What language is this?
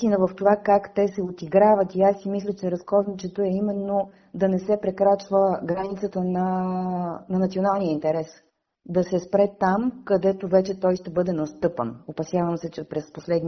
Bulgarian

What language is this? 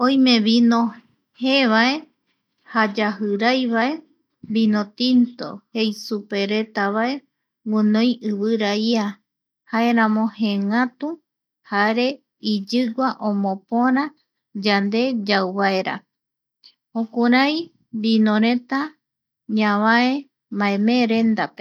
Eastern Bolivian Guaraní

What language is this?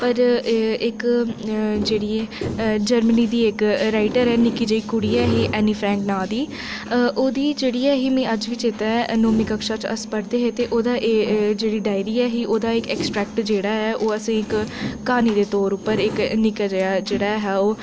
Dogri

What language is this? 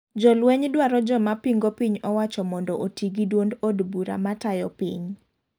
Luo (Kenya and Tanzania)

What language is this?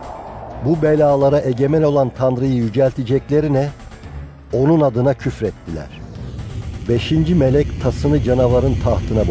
Turkish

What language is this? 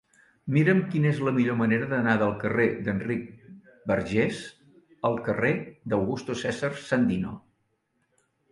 Catalan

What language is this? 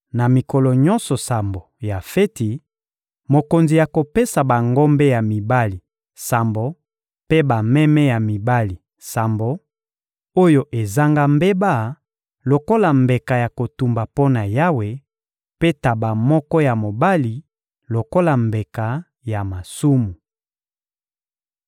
Lingala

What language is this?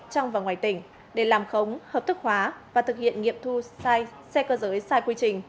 Vietnamese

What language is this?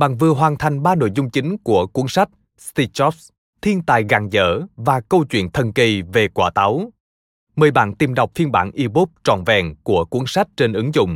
Vietnamese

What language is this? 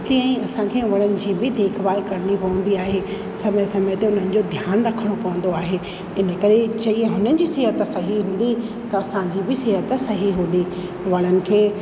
Sindhi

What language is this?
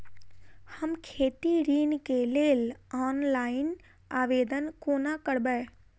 Maithili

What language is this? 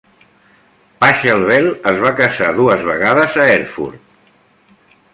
Catalan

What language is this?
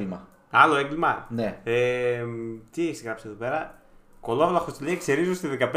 Greek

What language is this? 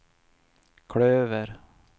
Swedish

